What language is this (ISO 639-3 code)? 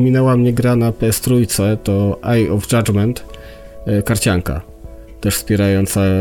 pol